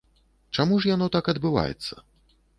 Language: Belarusian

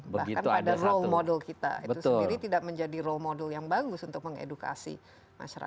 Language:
Indonesian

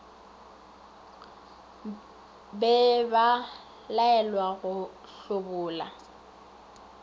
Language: Northern Sotho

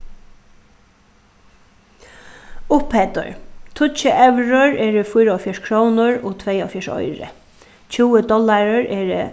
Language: Faroese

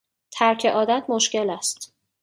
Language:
Persian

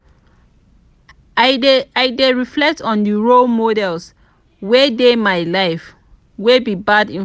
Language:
Nigerian Pidgin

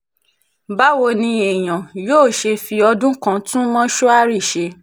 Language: Yoruba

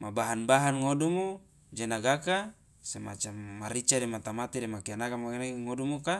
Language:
Loloda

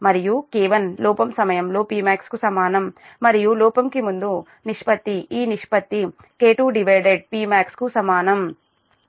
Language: Telugu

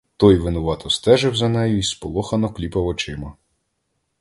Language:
Ukrainian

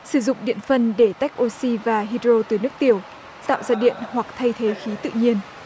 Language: Vietnamese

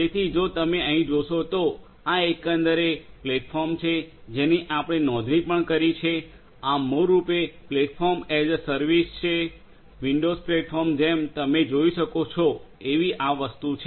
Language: Gujarati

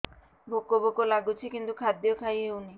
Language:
Odia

